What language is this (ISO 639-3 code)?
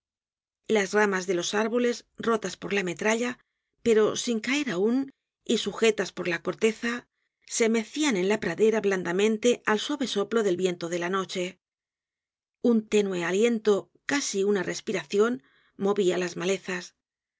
spa